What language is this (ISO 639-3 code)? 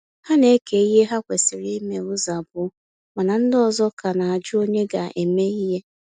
ibo